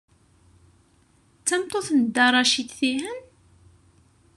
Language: Kabyle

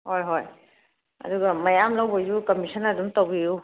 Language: Manipuri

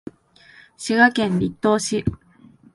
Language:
Japanese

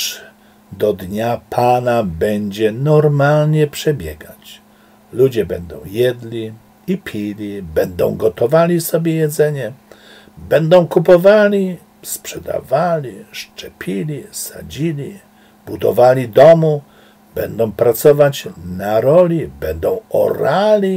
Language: Polish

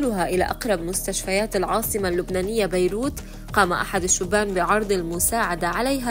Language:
Arabic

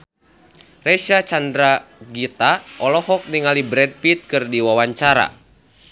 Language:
Sundanese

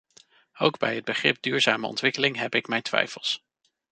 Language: Dutch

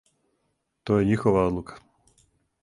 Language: Serbian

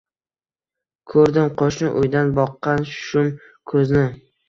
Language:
Uzbek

